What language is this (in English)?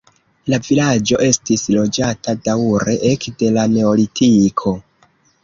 Esperanto